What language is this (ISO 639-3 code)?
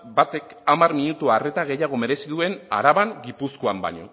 eus